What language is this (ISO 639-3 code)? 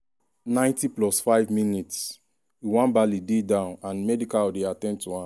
pcm